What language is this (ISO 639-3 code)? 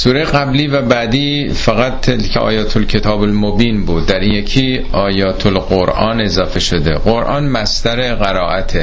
fas